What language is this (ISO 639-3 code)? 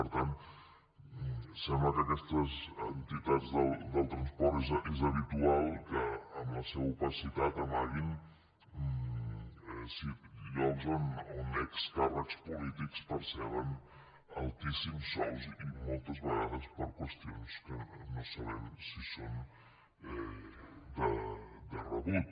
cat